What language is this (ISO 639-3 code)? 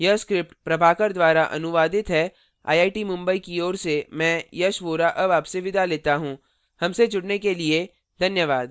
hin